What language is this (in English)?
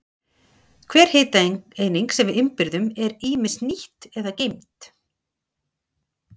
Icelandic